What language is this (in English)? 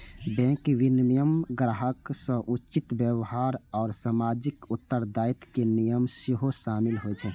Maithili